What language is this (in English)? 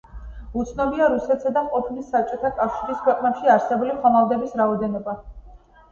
Georgian